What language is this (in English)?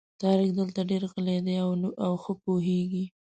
Pashto